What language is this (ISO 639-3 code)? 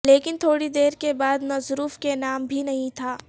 urd